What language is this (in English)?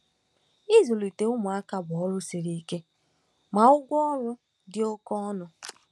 Igbo